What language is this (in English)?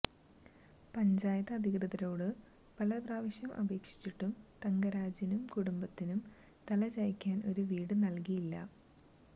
Malayalam